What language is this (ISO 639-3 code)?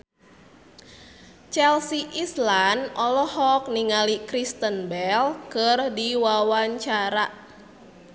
sun